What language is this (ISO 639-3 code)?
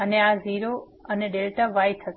guj